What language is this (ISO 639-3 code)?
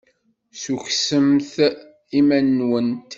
kab